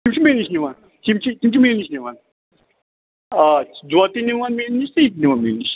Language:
Kashmiri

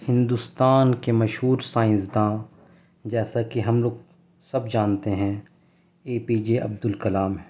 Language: Urdu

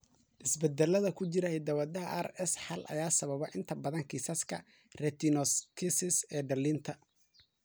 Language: Somali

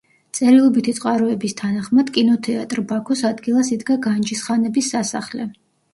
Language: Georgian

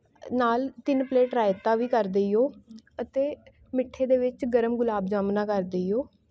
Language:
Punjabi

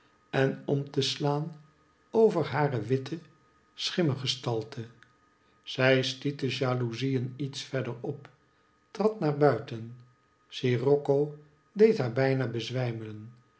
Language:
Dutch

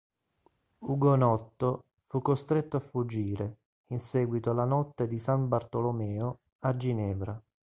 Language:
Italian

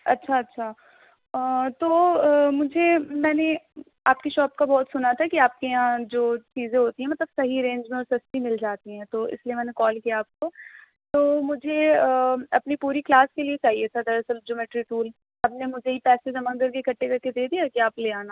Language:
Urdu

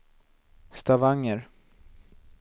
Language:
Swedish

